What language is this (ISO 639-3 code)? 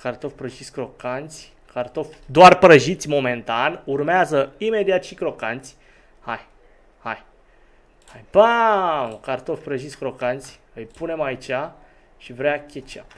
ron